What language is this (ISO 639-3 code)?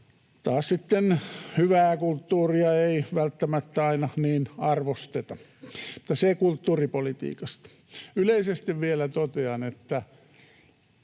fin